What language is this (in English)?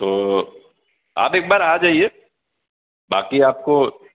Urdu